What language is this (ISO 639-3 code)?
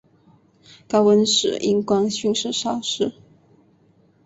zho